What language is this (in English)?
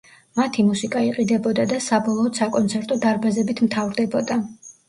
Georgian